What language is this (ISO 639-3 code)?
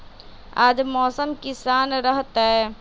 mag